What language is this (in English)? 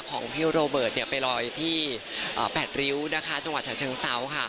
Thai